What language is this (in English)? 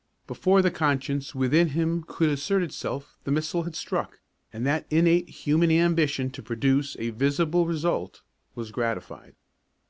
English